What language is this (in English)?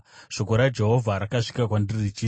Shona